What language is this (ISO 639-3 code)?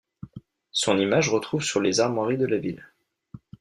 fra